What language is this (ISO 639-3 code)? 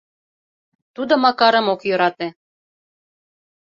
chm